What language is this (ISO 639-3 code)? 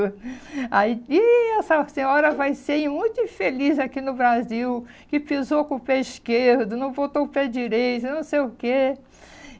por